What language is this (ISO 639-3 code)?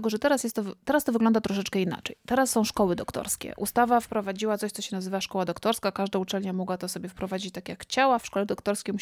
pol